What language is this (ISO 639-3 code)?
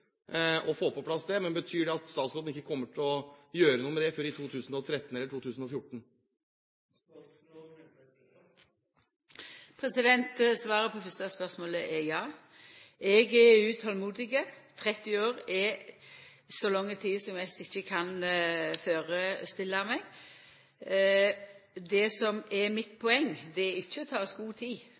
nor